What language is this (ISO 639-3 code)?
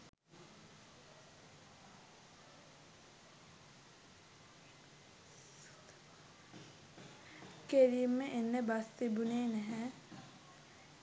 sin